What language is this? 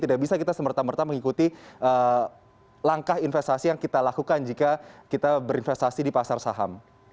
Indonesian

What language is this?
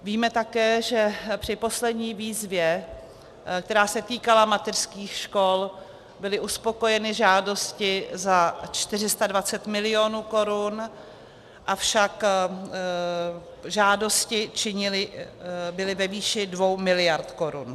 Czech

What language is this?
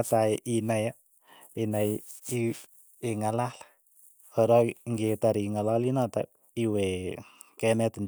Keiyo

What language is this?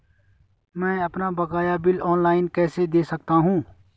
Hindi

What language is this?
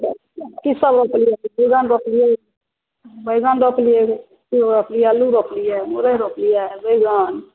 Maithili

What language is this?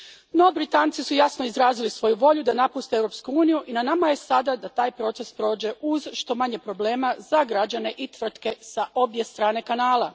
Croatian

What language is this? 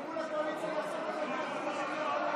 Hebrew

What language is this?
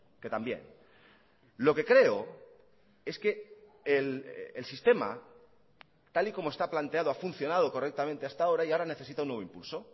Spanish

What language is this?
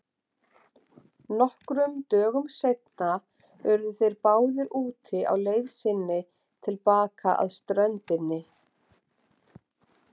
Icelandic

